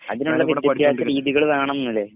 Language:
Malayalam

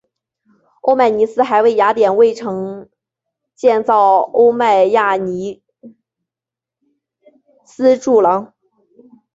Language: Chinese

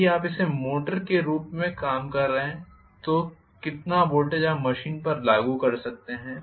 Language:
Hindi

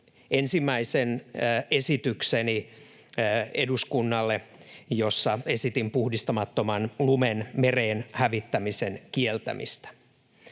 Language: Finnish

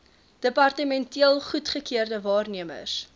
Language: Afrikaans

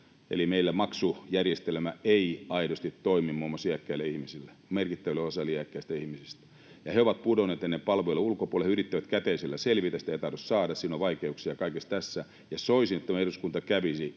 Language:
Finnish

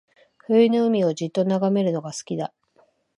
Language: Japanese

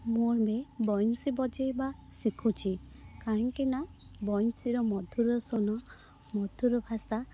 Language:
Odia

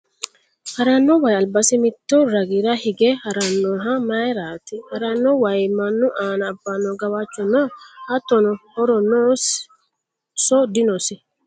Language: Sidamo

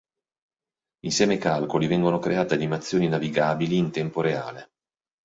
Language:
Italian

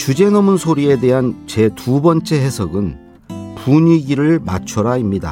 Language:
Korean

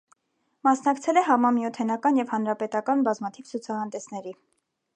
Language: Armenian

